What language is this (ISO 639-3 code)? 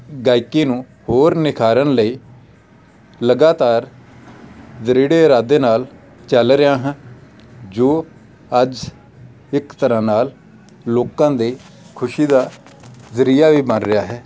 pan